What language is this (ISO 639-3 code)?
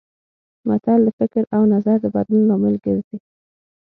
pus